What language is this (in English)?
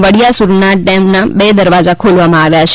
Gujarati